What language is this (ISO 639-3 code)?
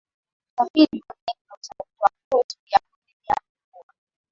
swa